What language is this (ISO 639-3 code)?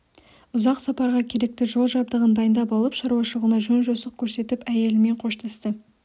kaz